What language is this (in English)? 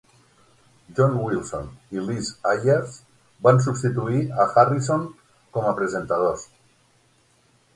Catalan